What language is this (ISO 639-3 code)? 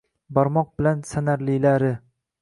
uzb